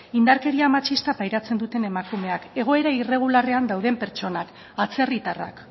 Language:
Basque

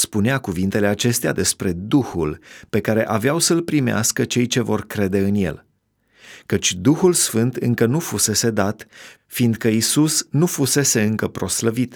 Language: Romanian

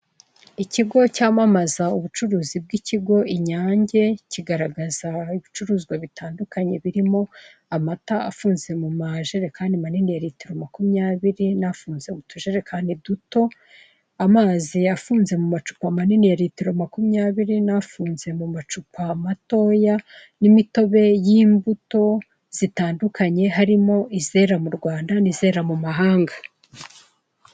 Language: Kinyarwanda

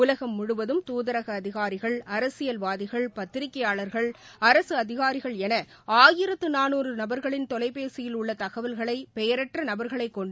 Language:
Tamil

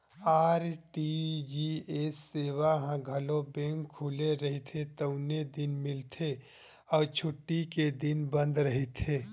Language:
Chhattisgarhi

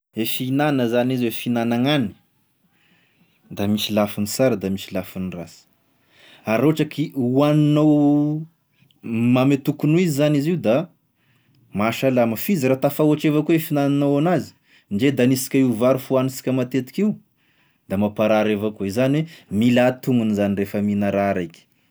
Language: Tesaka Malagasy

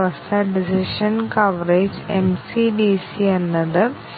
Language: Malayalam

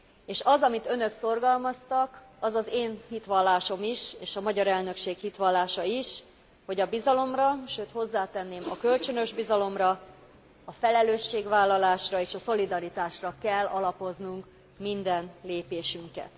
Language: Hungarian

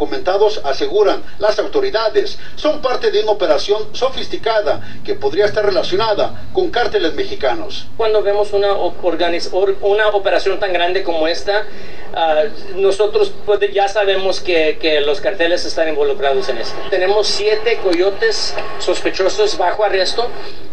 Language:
Spanish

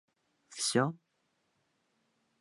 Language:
Bashkir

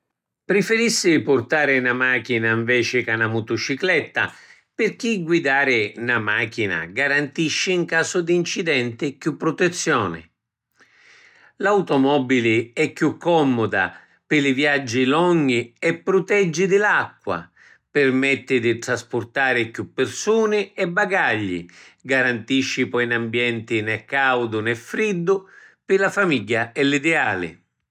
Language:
Sicilian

